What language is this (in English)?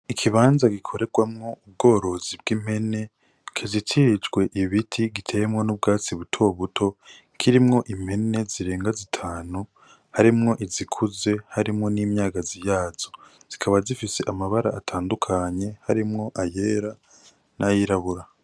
Rundi